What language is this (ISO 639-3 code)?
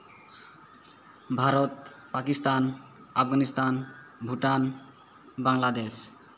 sat